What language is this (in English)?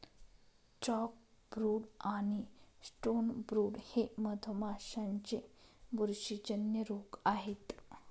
Marathi